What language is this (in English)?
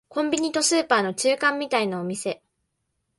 Japanese